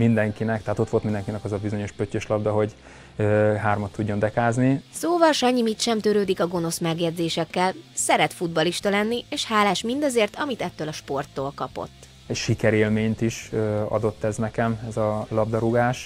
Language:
Hungarian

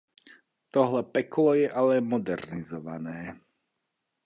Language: Czech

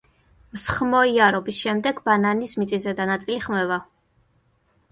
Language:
Georgian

